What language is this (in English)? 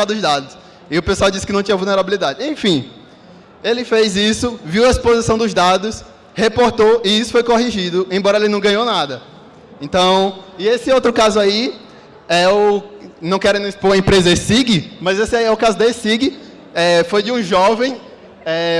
Portuguese